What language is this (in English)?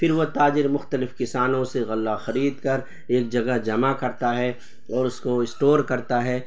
Urdu